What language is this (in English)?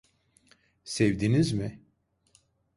Turkish